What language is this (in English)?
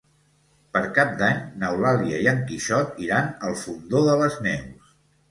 Catalan